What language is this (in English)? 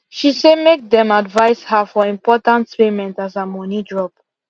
Nigerian Pidgin